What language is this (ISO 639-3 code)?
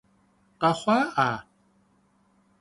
kbd